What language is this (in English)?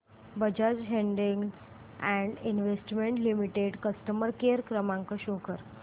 Marathi